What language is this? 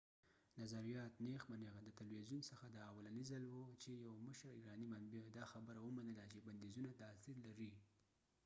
Pashto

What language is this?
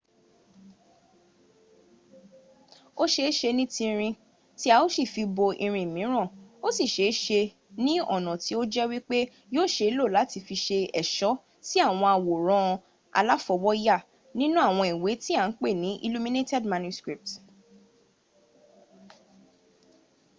Yoruba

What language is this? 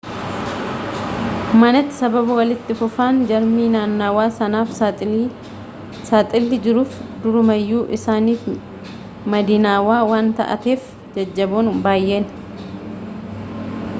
Oromo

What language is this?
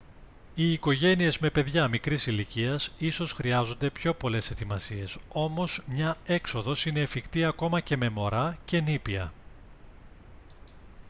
Greek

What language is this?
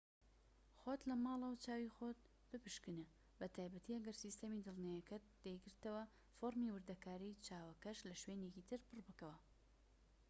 Central Kurdish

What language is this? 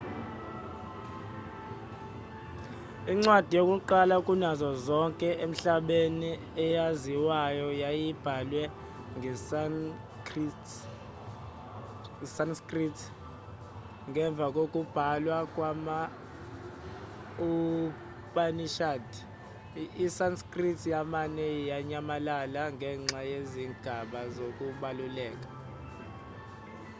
Zulu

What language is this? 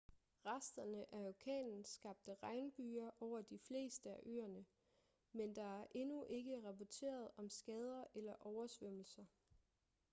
Danish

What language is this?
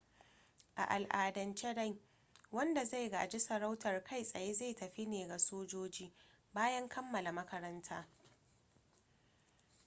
Hausa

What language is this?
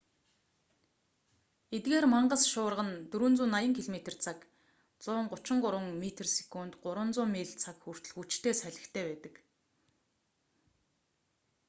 Mongolian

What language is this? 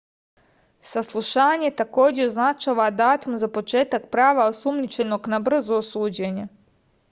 Serbian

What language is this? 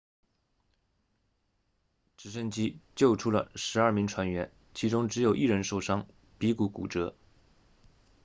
Chinese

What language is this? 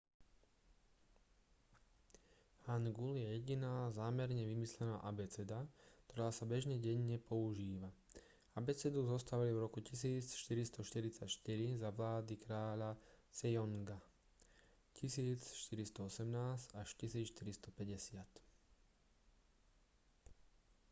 Slovak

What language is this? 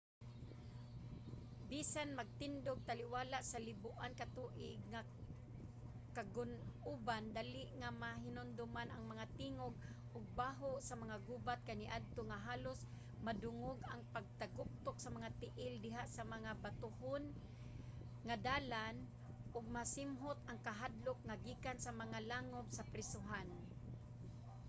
Cebuano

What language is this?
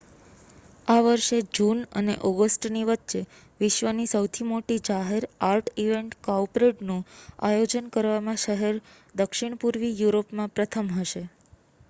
Gujarati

